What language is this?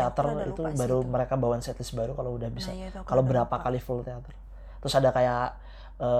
Indonesian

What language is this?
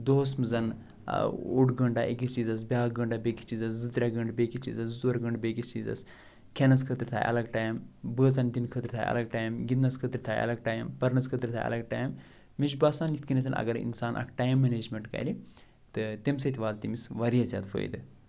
Kashmiri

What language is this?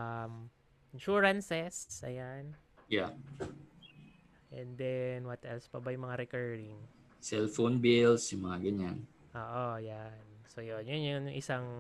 Filipino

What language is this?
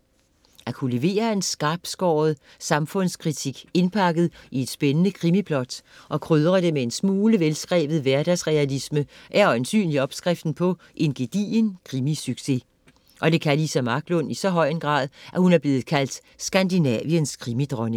Danish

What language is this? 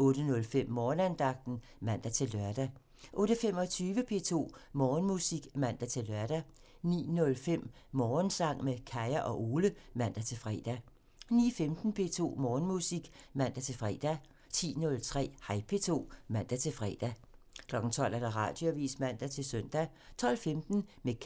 Danish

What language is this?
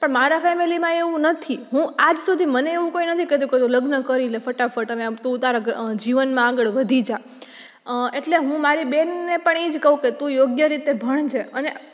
Gujarati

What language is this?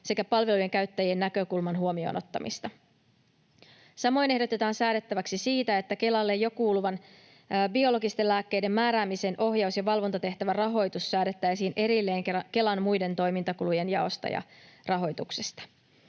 Finnish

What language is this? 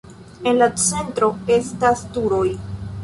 Esperanto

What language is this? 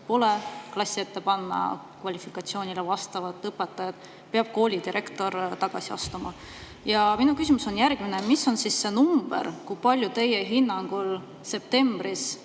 Estonian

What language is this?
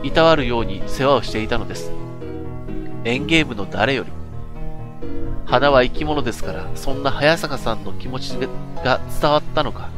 Japanese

